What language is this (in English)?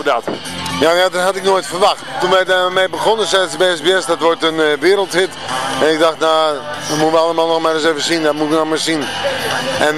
Dutch